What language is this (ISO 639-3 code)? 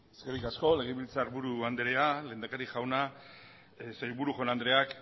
eus